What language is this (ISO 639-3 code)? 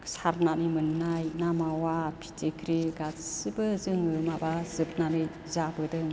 brx